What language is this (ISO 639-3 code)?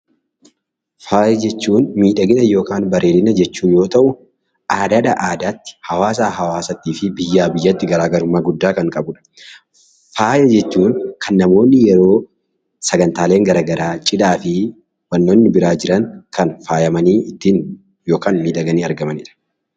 orm